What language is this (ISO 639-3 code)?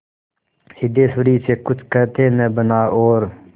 hin